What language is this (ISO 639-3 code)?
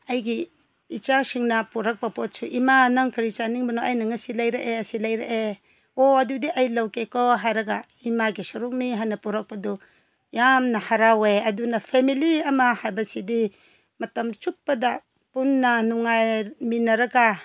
mni